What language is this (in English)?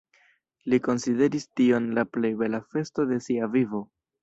Esperanto